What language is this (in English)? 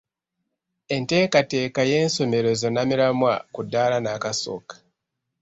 Ganda